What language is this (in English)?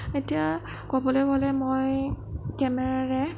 Assamese